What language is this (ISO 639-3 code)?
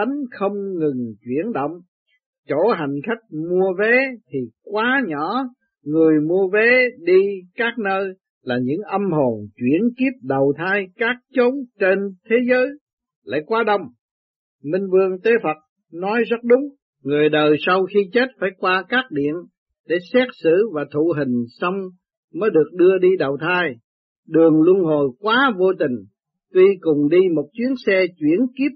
vie